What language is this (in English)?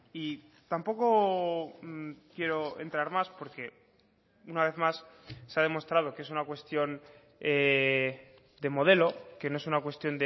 Spanish